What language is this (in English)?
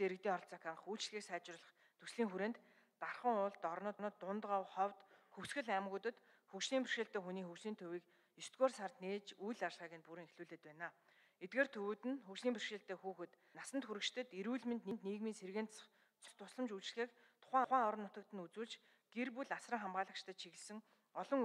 Arabic